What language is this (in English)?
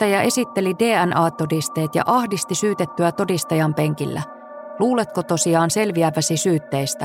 Finnish